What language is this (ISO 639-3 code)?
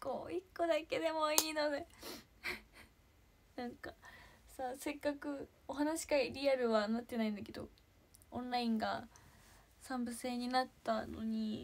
jpn